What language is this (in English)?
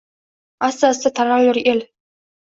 Uzbek